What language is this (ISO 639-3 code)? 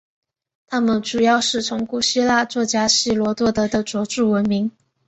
zho